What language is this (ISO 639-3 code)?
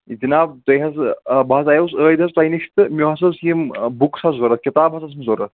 kas